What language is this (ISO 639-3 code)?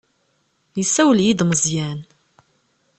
kab